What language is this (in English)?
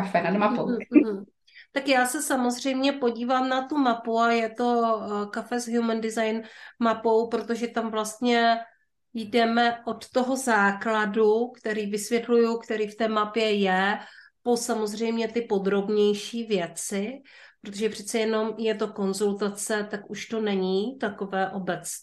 Czech